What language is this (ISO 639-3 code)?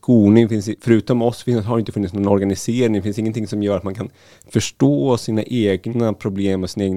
swe